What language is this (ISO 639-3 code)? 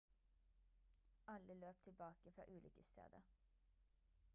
nob